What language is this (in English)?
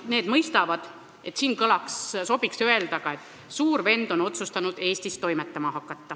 Estonian